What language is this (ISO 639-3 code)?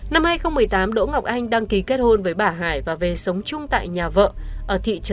vie